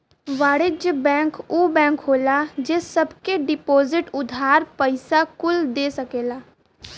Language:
Bhojpuri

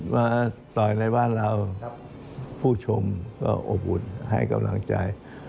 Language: Thai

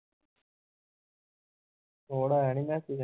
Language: Punjabi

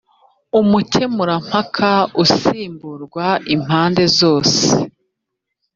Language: Kinyarwanda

